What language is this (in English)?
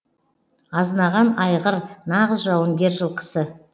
Kazakh